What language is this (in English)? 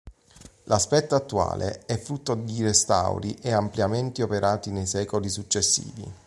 Italian